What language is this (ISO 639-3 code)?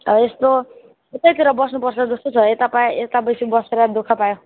nep